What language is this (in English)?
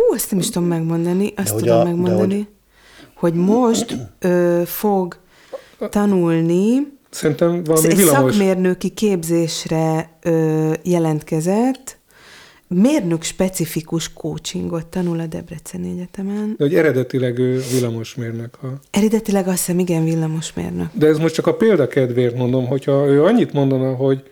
Hungarian